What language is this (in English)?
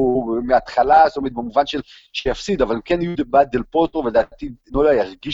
Hebrew